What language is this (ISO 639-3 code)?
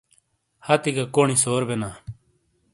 scl